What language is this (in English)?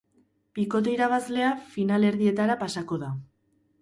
Basque